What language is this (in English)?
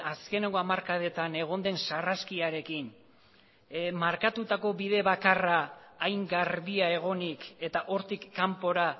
Basque